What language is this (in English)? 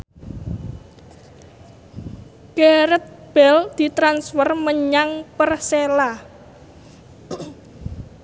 Javanese